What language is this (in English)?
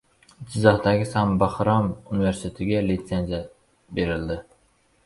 Uzbek